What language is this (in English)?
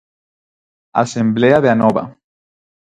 Galician